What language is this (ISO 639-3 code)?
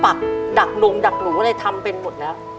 tha